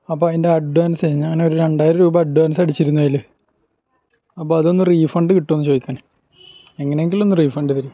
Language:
Malayalam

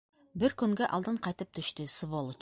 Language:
Bashkir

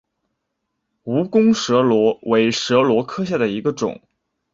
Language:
Chinese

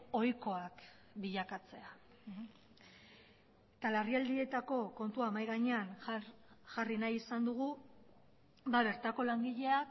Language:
Basque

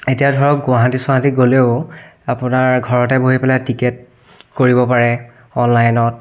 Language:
Assamese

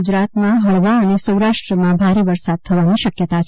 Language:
Gujarati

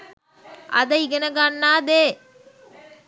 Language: Sinhala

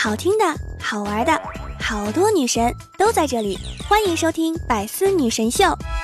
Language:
Chinese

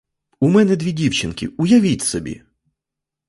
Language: Ukrainian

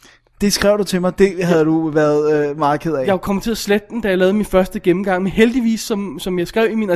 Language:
Danish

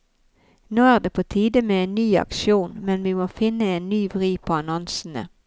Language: Norwegian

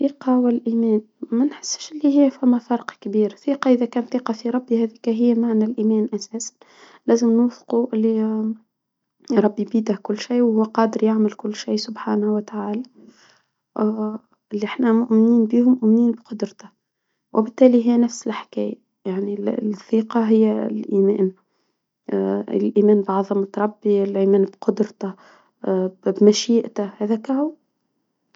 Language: Tunisian Arabic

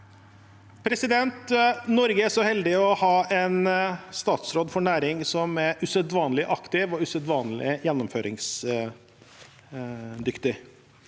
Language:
Norwegian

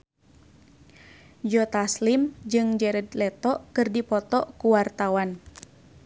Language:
Sundanese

